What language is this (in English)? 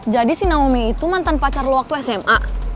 Indonesian